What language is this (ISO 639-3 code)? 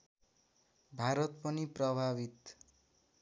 nep